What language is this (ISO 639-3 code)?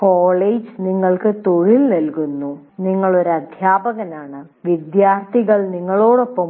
mal